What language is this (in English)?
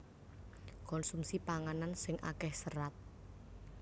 Javanese